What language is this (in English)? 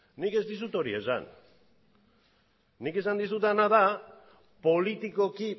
Basque